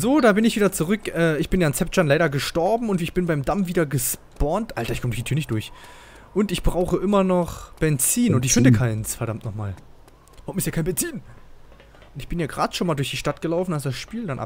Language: German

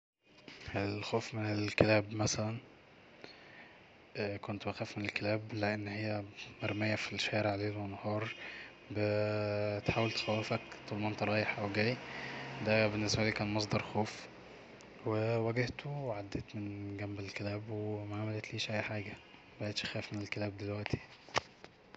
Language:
Egyptian Arabic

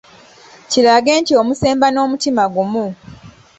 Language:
Ganda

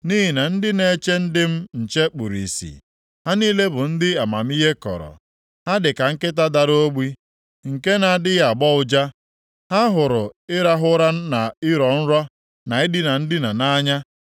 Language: Igbo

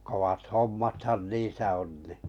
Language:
Finnish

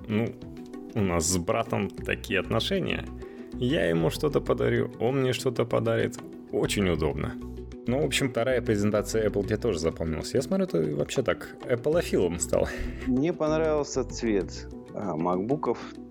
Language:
Russian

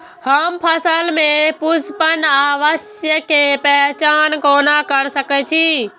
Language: Maithili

